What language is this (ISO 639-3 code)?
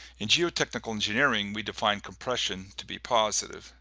eng